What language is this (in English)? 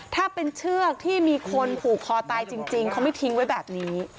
Thai